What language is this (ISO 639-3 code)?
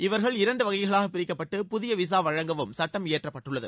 tam